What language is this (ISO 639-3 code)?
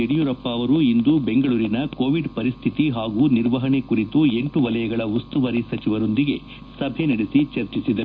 kan